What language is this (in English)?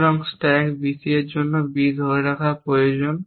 Bangla